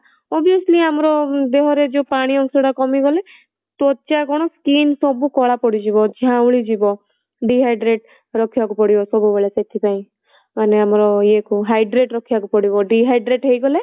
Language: Odia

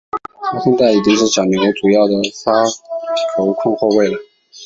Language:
Chinese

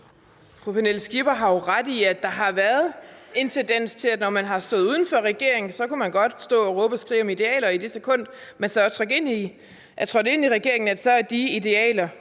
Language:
Danish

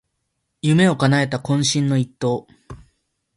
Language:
Japanese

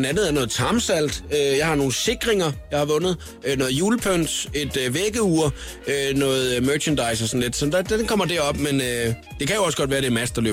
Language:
Danish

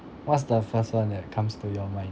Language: English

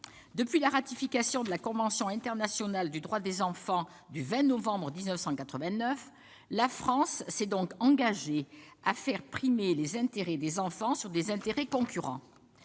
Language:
French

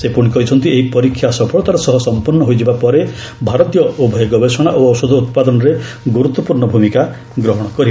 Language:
Odia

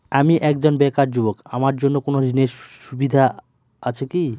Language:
Bangla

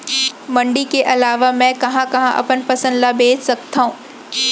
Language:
Chhattisgarhi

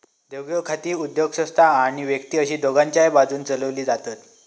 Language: Marathi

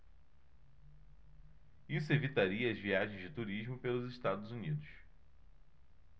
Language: Portuguese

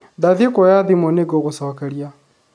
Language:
Kikuyu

